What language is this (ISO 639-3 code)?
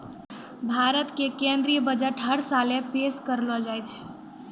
mai